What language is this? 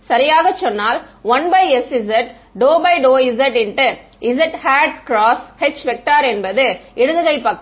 Tamil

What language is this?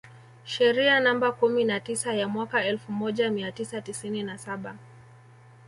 Swahili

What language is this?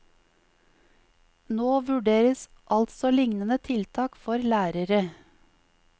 Norwegian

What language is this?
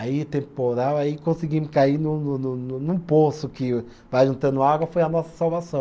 Portuguese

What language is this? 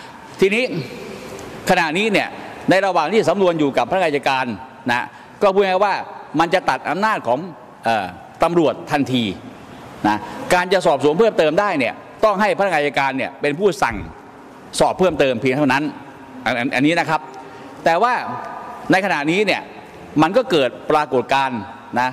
Thai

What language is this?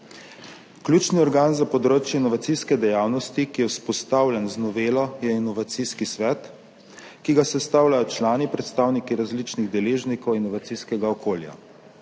Slovenian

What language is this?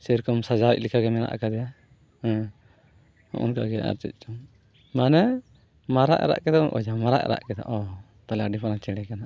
Santali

